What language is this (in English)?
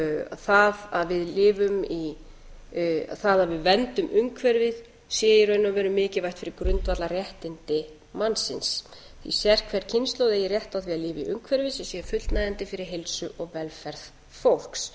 Icelandic